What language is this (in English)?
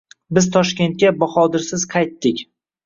Uzbek